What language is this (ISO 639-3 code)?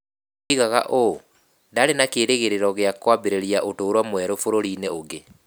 kik